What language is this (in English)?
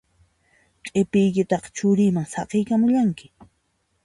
Puno Quechua